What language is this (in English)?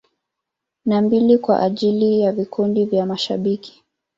Swahili